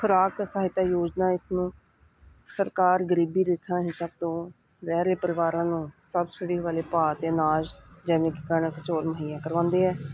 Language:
Punjabi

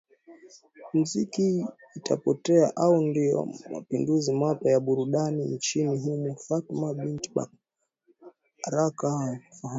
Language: Swahili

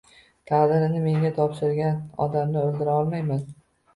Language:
Uzbek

